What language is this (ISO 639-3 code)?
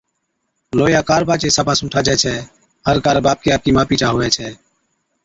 odk